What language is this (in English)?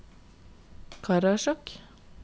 Norwegian